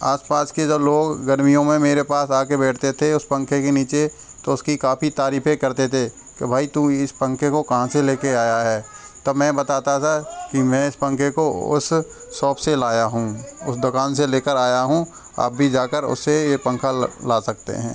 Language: Hindi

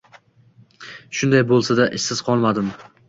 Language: Uzbek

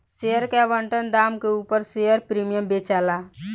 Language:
Bhojpuri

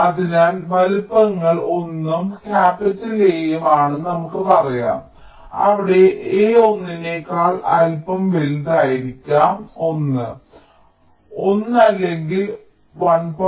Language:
Malayalam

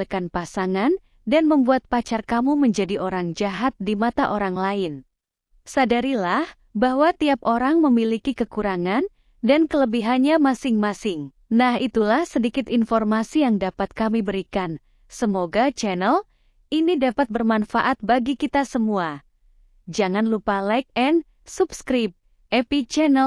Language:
Indonesian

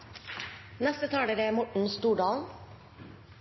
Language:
Norwegian Nynorsk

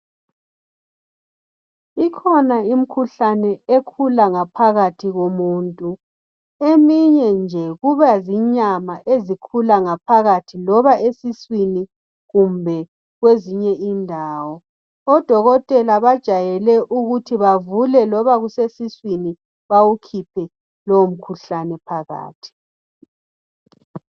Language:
North Ndebele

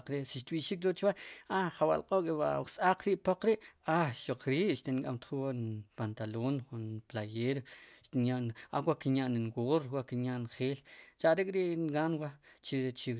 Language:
Sipacapense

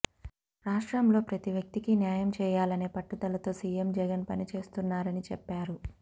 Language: Telugu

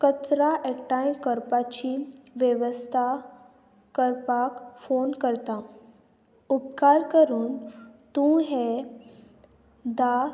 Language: Konkani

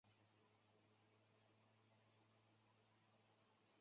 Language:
Chinese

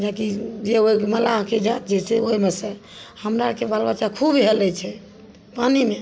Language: Maithili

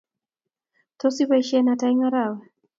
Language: Kalenjin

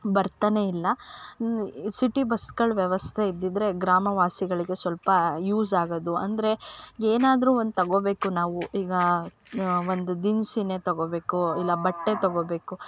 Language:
Kannada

